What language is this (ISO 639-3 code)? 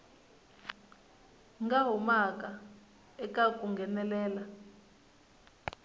tso